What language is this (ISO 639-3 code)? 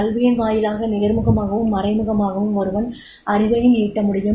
tam